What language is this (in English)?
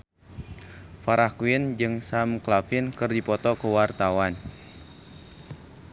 Sundanese